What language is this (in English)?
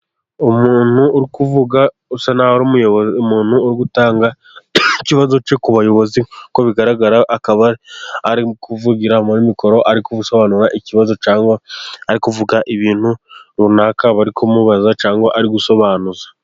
Kinyarwanda